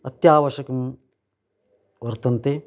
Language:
Sanskrit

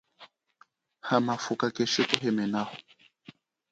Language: Chokwe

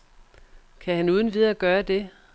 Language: Danish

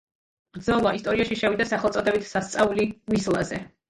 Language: Georgian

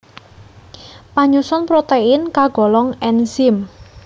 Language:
Javanese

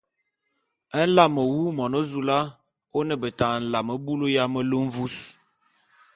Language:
Bulu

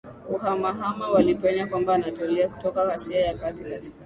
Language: Swahili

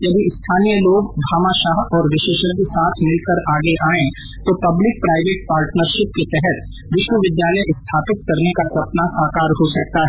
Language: Hindi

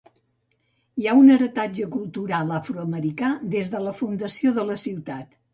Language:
Catalan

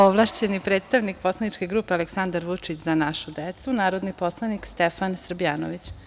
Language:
Serbian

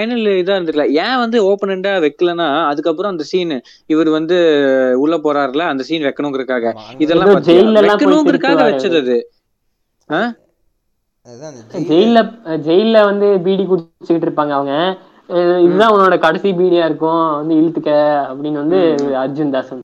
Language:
Telugu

